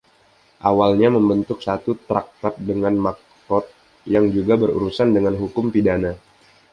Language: Indonesian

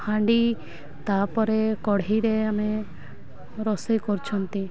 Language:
Odia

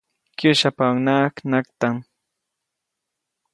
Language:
Copainalá Zoque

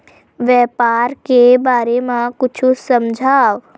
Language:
Chhattisgarhi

